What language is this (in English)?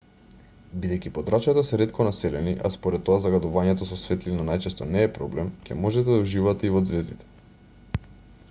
Macedonian